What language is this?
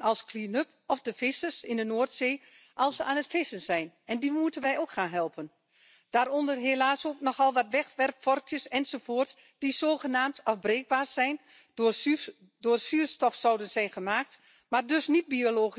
French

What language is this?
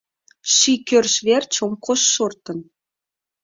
Mari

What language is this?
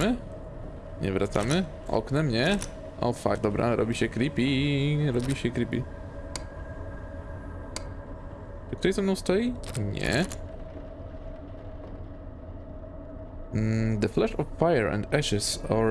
Polish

